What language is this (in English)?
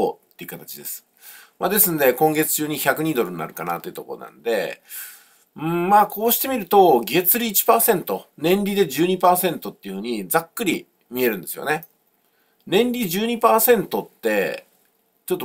Japanese